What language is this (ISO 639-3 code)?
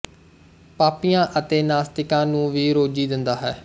pan